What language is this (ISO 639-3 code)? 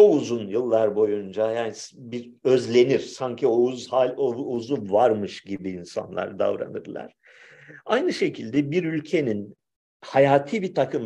tur